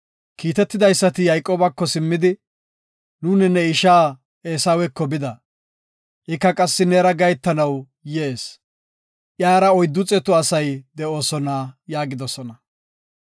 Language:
Gofa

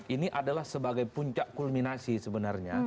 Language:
Indonesian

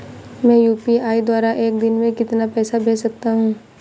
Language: Hindi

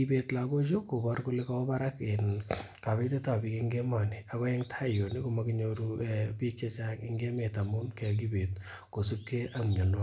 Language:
Kalenjin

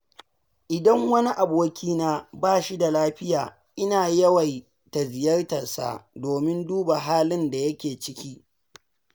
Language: Hausa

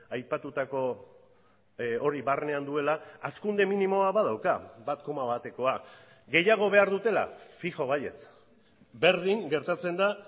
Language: Basque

